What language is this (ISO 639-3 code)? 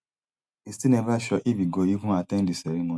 pcm